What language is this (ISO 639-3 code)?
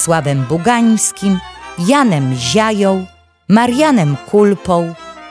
pol